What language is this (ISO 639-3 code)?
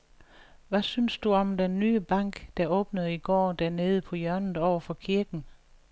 dan